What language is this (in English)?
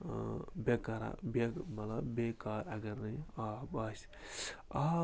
Kashmiri